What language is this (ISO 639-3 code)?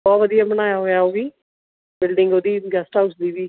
pan